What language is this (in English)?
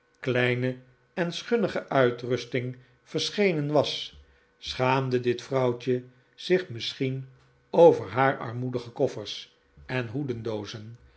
Dutch